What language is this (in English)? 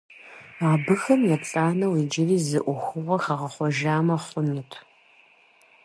Kabardian